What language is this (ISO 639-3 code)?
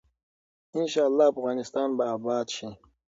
pus